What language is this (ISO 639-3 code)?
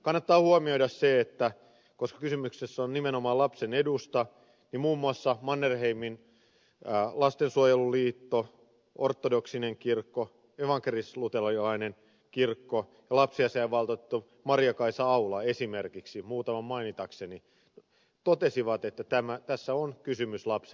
fin